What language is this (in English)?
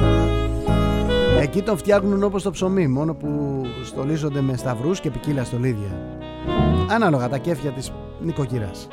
Greek